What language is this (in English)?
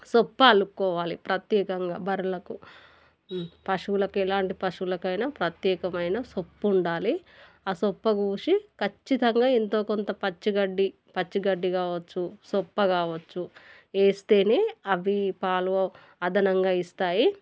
Telugu